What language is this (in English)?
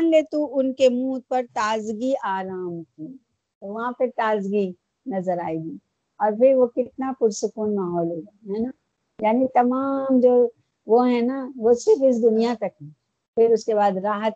Urdu